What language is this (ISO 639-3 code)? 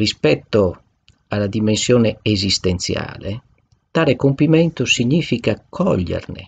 ita